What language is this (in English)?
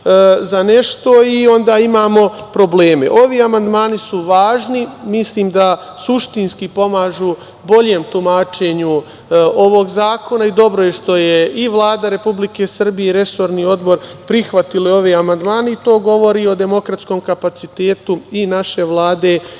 Serbian